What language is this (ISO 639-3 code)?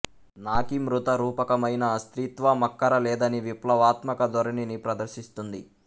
tel